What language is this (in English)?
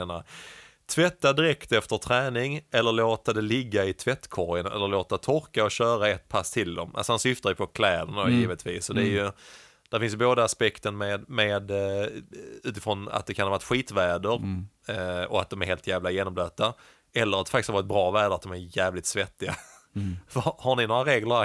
Swedish